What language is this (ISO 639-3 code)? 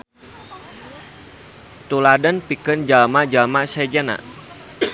sun